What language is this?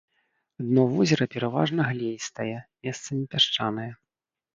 Belarusian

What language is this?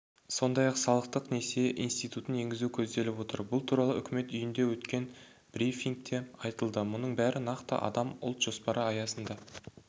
Kazakh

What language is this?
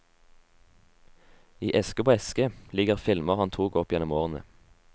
Norwegian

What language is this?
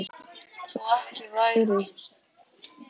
Icelandic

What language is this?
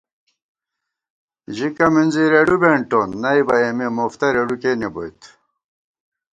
Gawar-Bati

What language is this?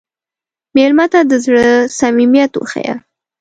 Pashto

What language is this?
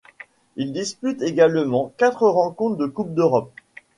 French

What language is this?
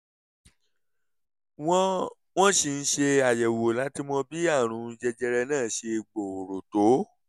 Yoruba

